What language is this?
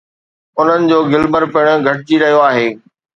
Sindhi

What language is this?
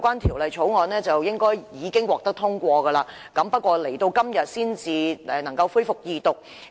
Cantonese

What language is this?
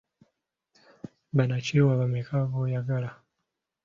Ganda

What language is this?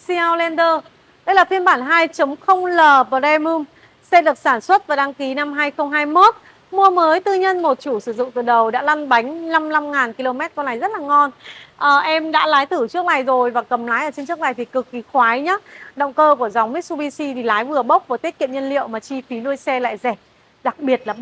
Vietnamese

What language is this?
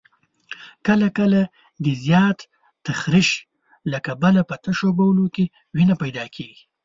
Pashto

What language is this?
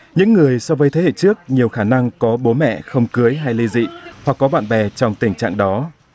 Vietnamese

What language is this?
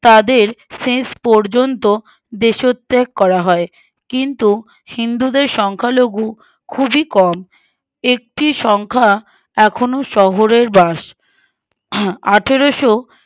Bangla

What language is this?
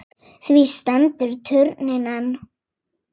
Icelandic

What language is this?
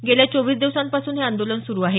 Marathi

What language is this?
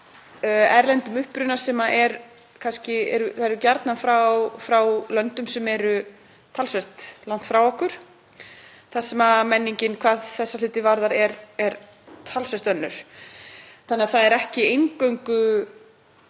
Icelandic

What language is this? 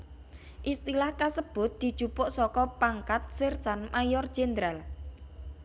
Javanese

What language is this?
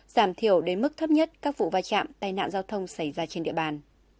Vietnamese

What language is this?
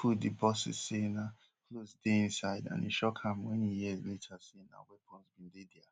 Nigerian Pidgin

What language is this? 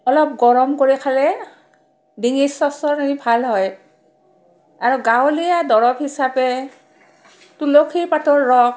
Assamese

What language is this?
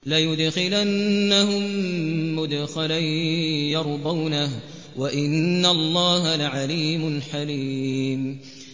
Arabic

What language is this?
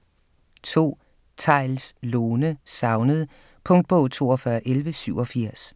Danish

